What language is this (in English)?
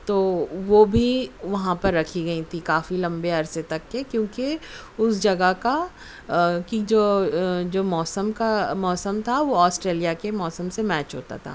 Urdu